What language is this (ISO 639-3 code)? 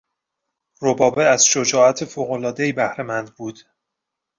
fas